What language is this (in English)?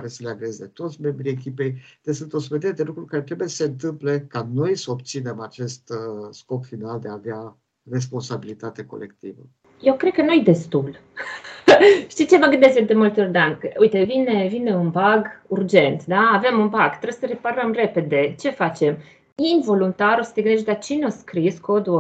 Romanian